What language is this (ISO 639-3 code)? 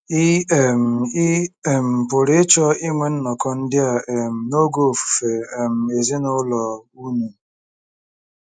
ibo